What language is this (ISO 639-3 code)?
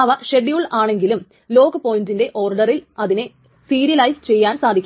mal